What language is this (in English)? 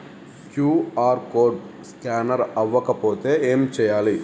Telugu